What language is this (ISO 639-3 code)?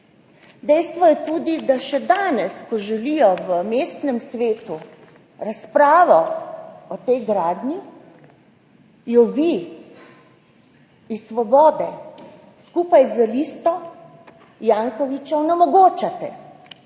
slv